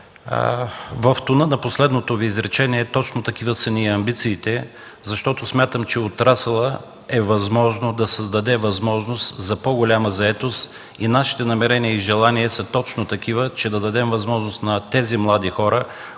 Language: Bulgarian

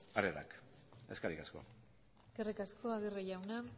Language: Basque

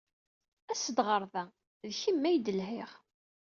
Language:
Kabyle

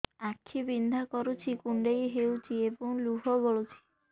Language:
Odia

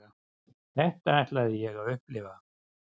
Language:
Icelandic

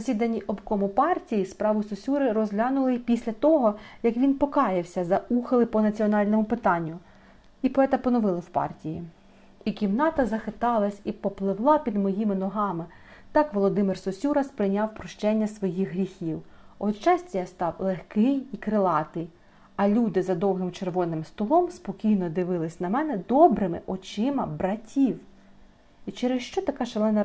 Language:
Ukrainian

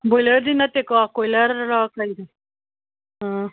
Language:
Manipuri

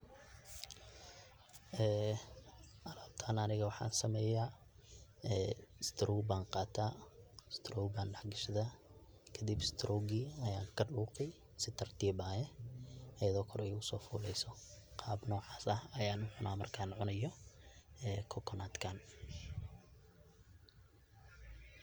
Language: Somali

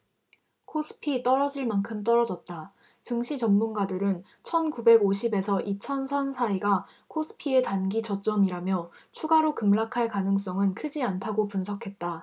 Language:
Korean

